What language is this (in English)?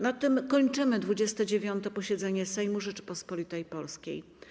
Polish